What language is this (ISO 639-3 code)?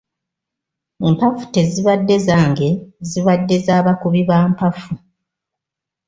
lug